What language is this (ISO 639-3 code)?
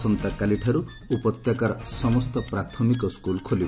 ori